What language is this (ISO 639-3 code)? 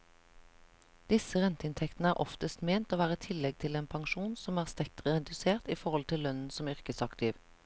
nor